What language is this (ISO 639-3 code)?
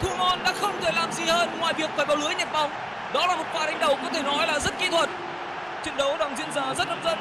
vie